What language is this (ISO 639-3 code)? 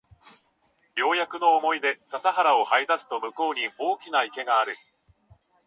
jpn